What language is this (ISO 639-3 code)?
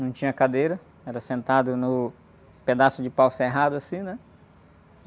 por